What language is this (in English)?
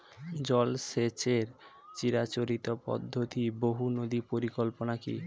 Bangla